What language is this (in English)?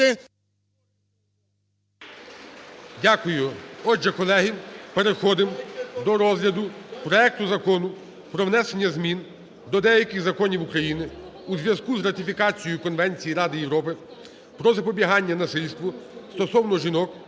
Ukrainian